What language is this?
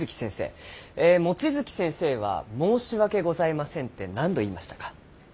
Japanese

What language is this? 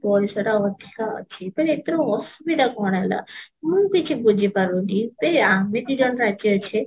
Odia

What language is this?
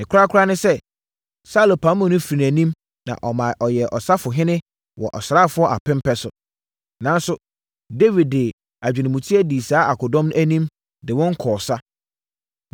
Akan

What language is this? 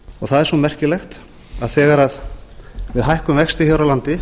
Icelandic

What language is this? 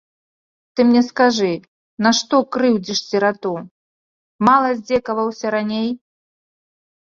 Belarusian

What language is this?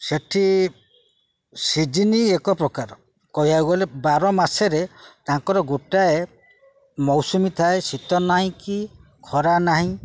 Odia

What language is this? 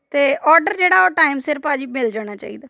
Punjabi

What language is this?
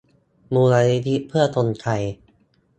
Thai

